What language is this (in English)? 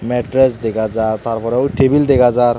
Chakma